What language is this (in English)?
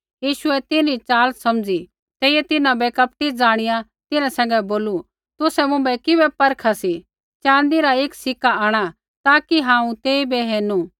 Kullu Pahari